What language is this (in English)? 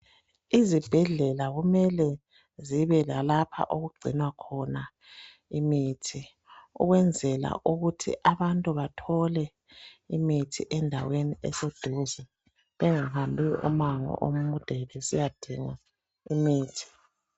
North Ndebele